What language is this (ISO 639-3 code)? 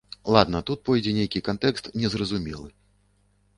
bel